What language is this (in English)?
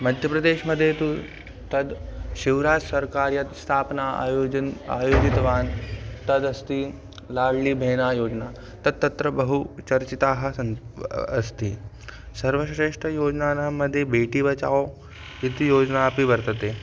Sanskrit